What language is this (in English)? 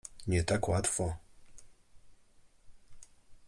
Polish